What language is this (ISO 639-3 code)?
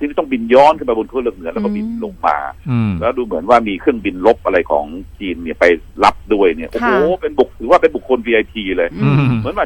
tha